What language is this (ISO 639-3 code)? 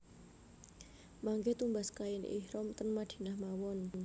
jav